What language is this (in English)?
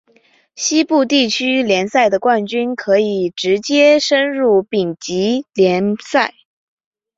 Chinese